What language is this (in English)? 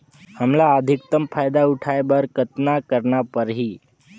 Chhattisgarhi